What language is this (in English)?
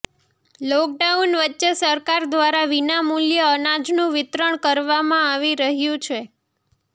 Gujarati